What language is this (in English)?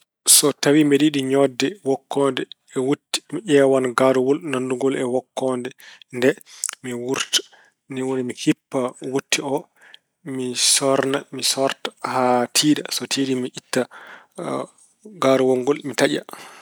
Fula